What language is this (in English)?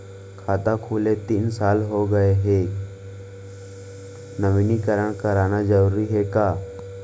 Chhattisgarhi